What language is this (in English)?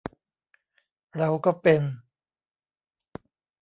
Thai